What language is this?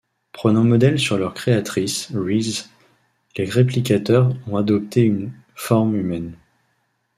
French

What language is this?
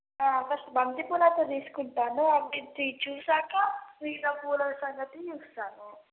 Telugu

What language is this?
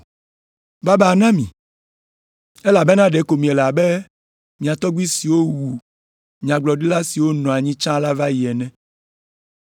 Ewe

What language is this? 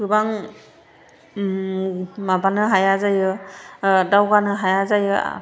Bodo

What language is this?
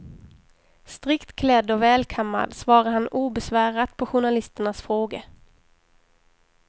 Swedish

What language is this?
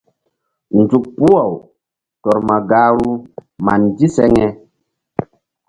Mbum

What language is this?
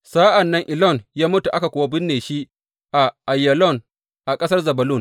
Hausa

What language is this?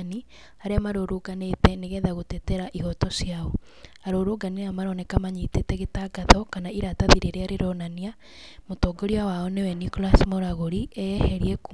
Kikuyu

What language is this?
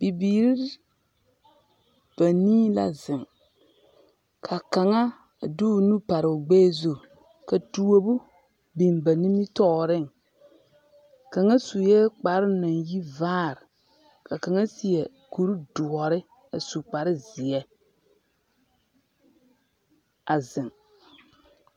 Southern Dagaare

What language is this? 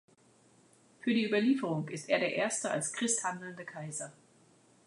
German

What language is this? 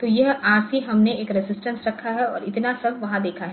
Hindi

